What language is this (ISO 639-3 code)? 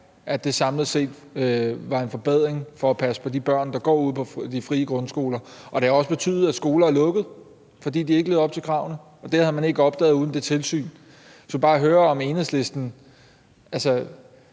dan